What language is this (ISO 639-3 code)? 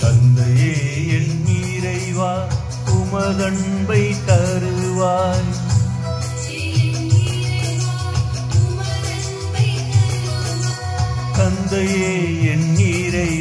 hin